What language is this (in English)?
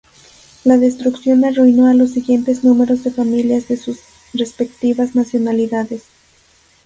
Spanish